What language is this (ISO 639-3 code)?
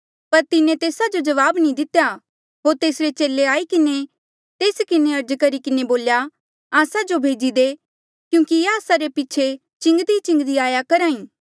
mjl